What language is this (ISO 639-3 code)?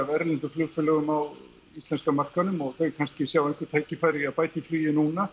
isl